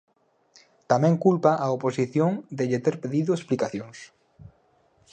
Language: Galician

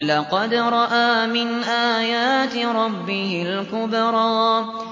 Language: Arabic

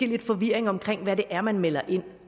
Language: Danish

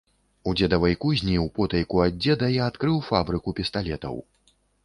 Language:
Belarusian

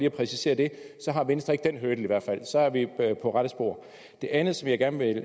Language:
Danish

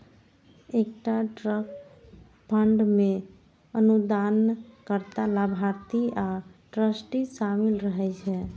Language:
Maithili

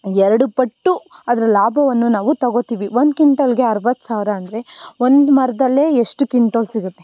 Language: Kannada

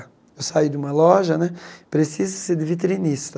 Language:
Portuguese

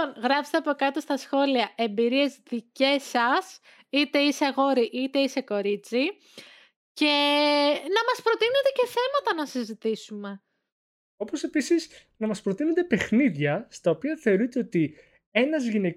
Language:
Greek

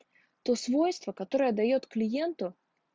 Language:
Russian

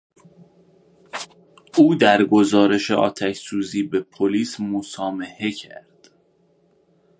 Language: Persian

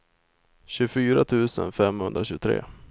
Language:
Swedish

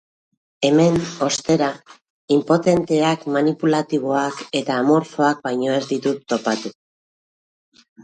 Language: Basque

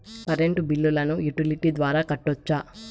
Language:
Telugu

